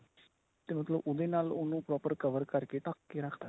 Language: Punjabi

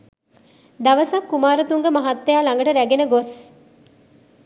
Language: Sinhala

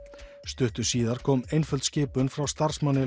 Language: Icelandic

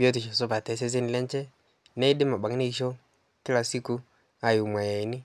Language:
Masai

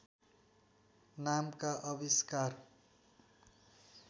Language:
Nepali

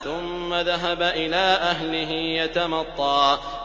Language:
Arabic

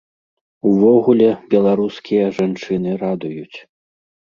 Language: Belarusian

